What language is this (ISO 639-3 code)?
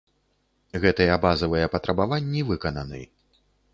bel